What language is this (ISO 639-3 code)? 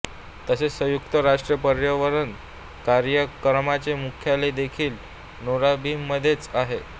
mar